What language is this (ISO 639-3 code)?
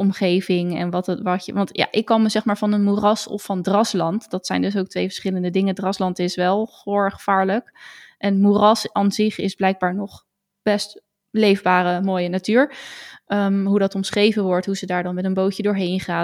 nld